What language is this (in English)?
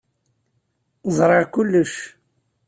Kabyle